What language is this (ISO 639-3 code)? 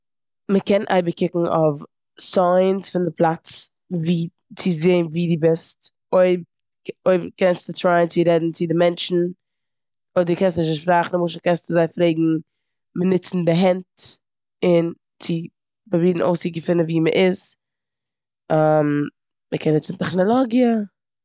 yid